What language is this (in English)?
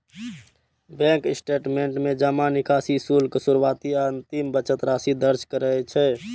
Maithili